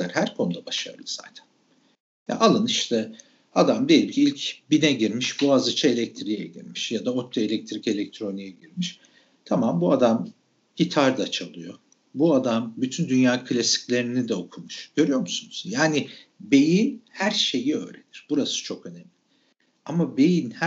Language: Turkish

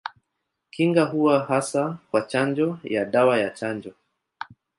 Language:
Swahili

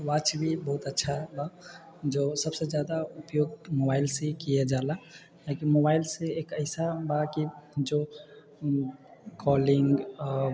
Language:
Maithili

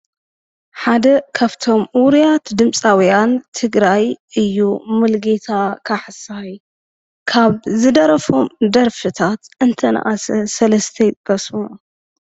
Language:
Tigrinya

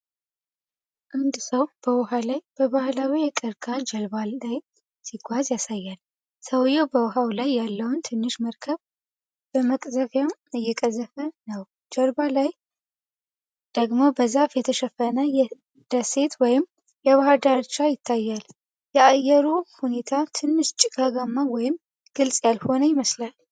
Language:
Amharic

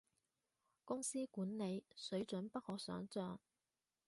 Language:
Cantonese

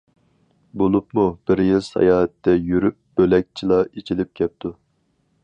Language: Uyghur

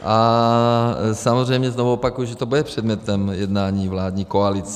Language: Czech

